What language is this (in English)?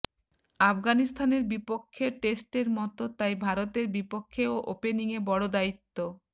Bangla